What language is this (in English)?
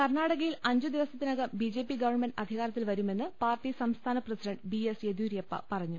Malayalam